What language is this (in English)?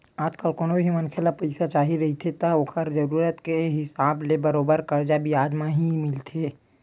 Chhattisgarhi